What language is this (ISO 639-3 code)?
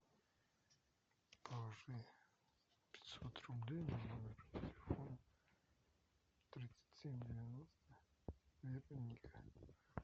rus